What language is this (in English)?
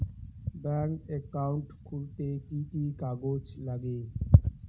Bangla